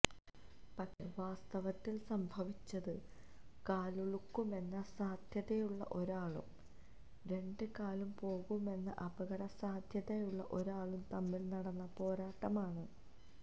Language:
Malayalam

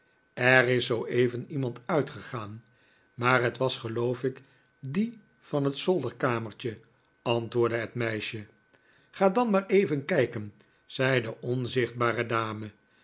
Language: Dutch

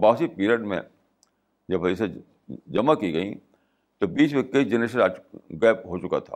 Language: Urdu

